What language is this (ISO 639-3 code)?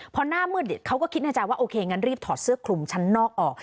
tha